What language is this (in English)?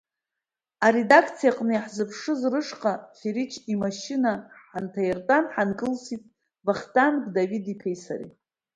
Abkhazian